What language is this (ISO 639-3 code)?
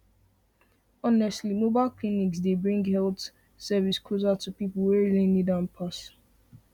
pcm